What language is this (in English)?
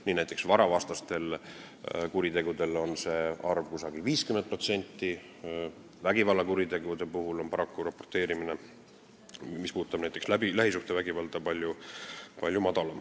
Estonian